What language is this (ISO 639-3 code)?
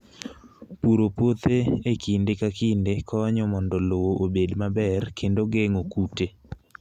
luo